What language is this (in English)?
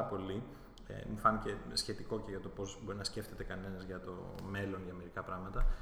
Greek